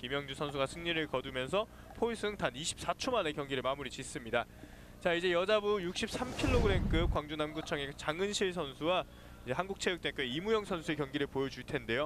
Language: Korean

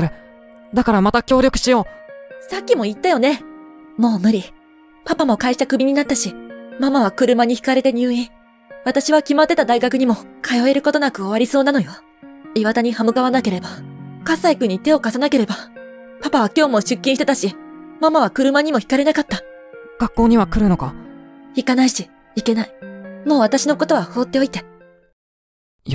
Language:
Japanese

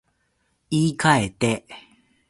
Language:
Japanese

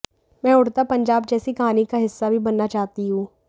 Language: Hindi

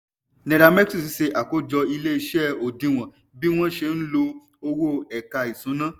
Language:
Yoruba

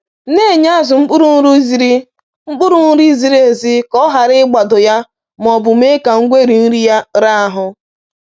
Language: Igbo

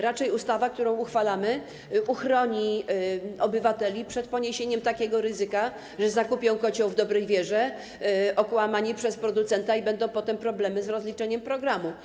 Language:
Polish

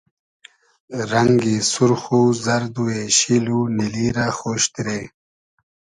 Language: Hazaragi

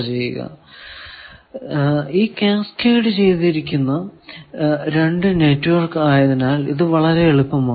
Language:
Malayalam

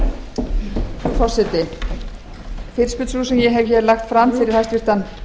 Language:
Icelandic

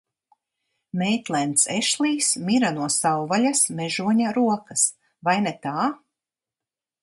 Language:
Latvian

